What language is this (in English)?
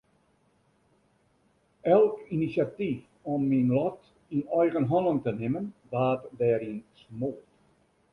Western Frisian